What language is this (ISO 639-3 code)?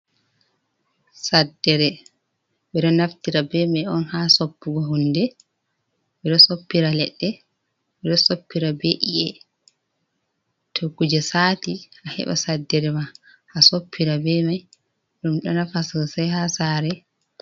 ful